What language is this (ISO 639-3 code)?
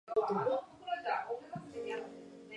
jpn